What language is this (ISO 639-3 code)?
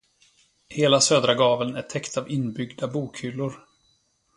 swe